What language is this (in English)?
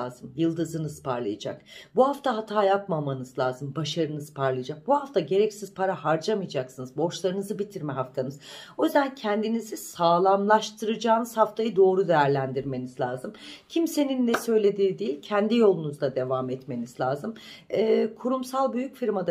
Turkish